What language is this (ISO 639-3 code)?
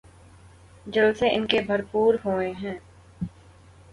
urd